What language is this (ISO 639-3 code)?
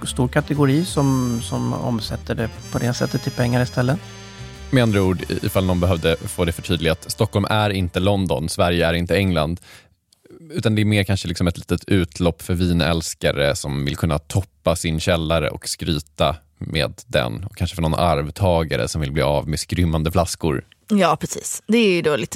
swe